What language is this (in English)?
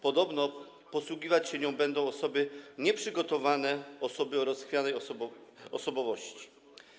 Polish